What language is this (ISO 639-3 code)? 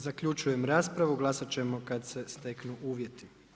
hrv